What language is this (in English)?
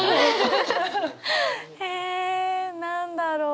Japanese